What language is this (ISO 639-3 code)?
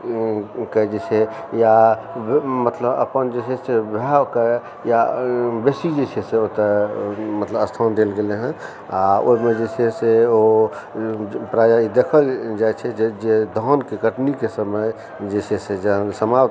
mai